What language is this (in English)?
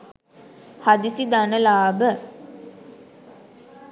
Sinhala